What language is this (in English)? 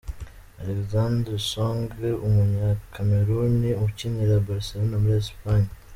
Kinyarwanda